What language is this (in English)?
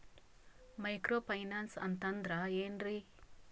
Kannada